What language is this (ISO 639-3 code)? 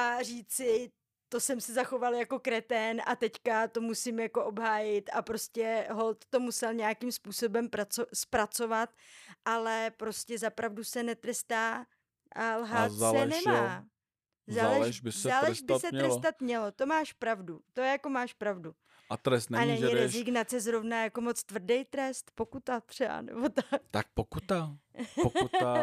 ces